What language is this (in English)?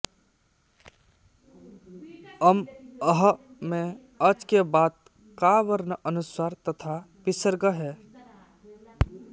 Sanskrit